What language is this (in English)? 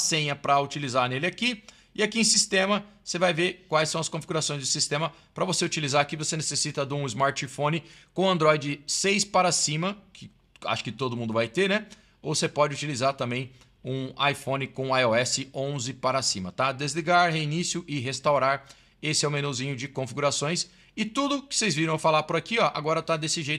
Portuguese